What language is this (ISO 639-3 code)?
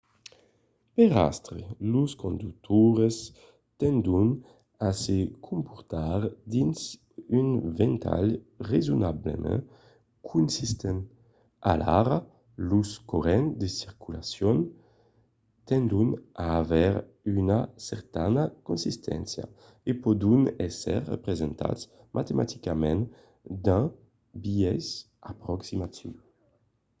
oci